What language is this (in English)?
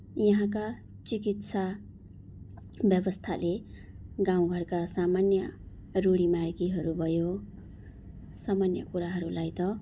Nepali